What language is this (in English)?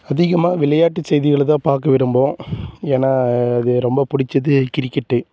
Tamil